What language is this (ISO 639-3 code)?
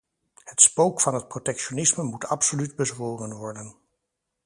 nld